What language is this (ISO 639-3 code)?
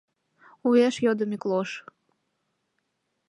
chm